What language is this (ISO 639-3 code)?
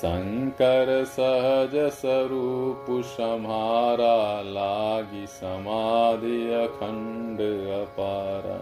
hin